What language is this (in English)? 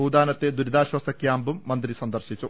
Malayalam